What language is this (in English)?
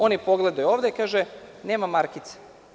Serbian